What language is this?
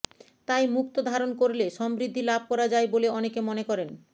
Bangla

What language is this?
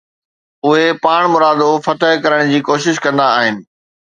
Sindhi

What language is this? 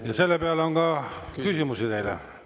Estonian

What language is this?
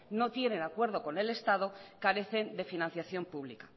Spanish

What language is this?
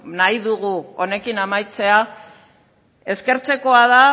Basque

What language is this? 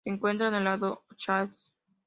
Spanish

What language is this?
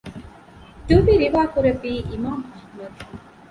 Divehi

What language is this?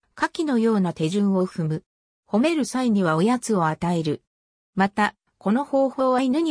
Japanese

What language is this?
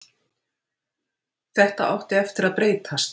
Icelandic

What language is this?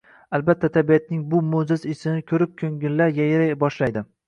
Uzbek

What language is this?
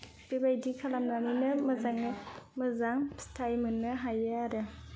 Bodo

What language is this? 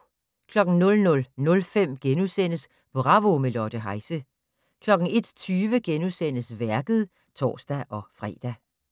Danish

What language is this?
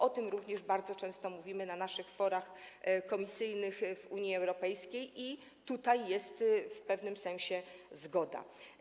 Polish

